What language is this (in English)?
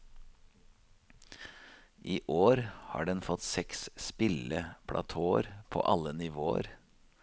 Norwegian